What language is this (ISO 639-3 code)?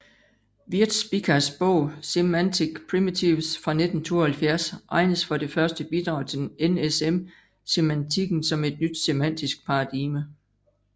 dan